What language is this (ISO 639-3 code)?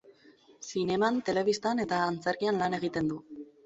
eus